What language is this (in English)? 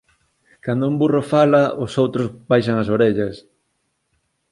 Galician